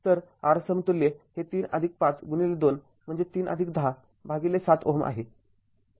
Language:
Marathi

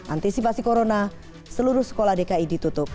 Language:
Indonesian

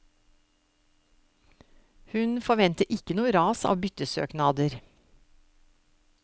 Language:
Norwegian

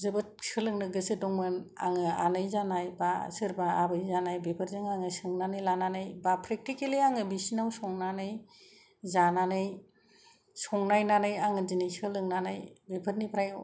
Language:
Bodo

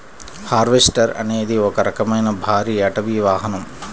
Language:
Telugu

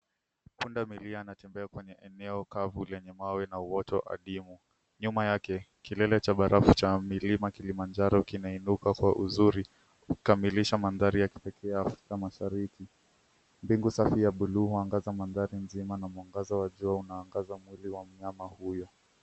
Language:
Swahili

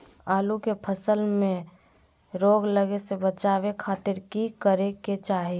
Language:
Magahi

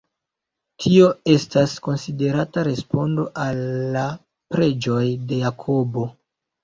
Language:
Esperanto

